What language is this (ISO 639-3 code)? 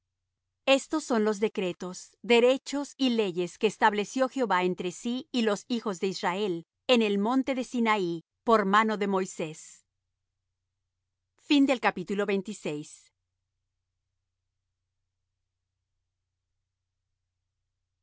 spa